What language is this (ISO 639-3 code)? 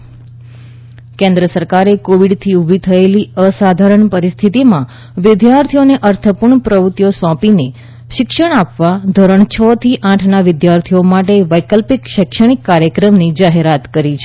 guj